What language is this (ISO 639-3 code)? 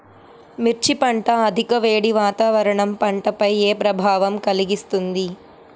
tel